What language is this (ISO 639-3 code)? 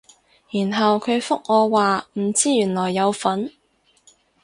yue